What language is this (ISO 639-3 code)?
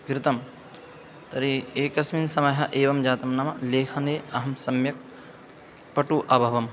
san